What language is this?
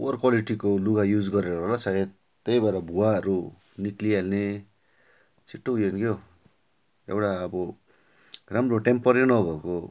Nepali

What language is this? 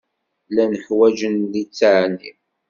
Kabyle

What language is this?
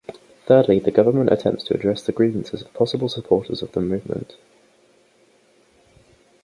English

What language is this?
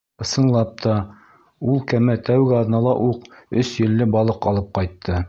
Bashkir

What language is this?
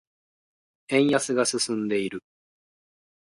Japanese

